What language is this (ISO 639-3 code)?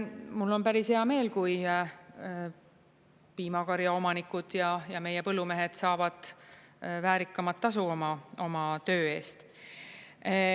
est